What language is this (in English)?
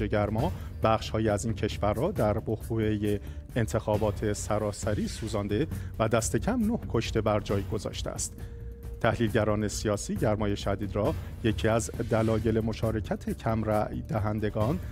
Persian